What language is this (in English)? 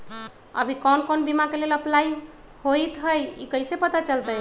Magahi